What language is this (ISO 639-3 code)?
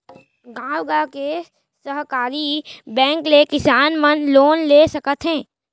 hne